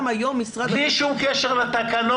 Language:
Hebrew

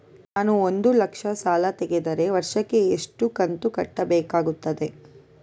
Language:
Kannada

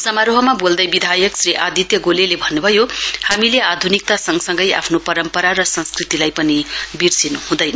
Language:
Nepali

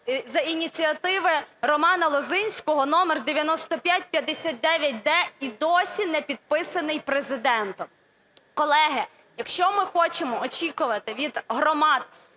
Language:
Ukrainian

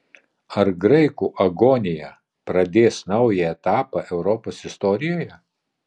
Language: Lithuanian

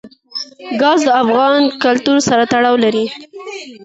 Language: Pashto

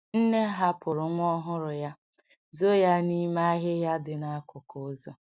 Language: Igbo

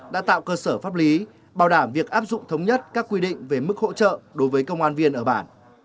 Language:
Vietnamese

